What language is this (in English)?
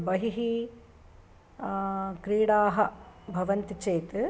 Sanskrit